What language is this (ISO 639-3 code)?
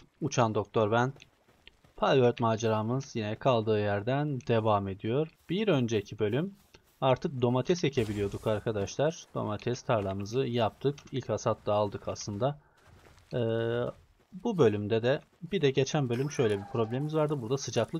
tur